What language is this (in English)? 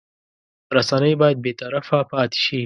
Pashto